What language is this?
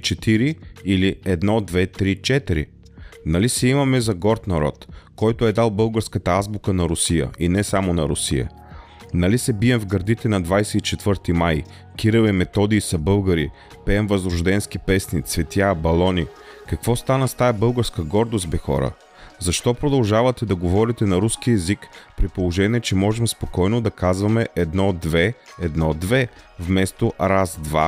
Bulgarian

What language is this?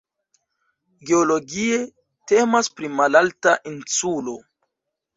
Esperanto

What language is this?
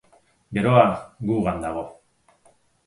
Basque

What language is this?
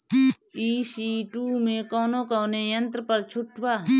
Bhojpuri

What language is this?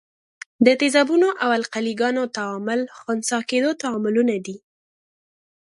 Pashto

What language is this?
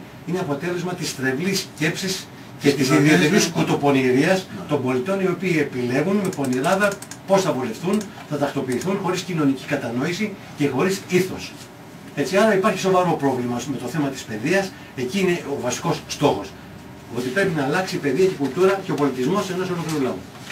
Greek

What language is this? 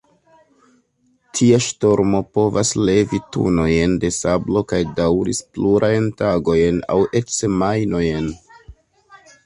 Esperanto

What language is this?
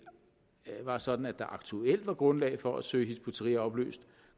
Danish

